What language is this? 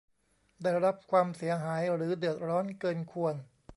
Thai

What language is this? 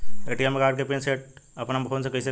Bhojpuri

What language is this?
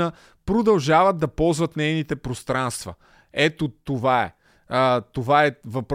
Bulgarian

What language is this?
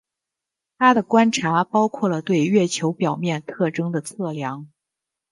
Chinese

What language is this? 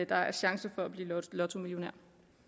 Danish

